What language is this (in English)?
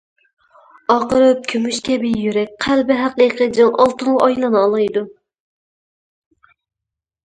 Uyghur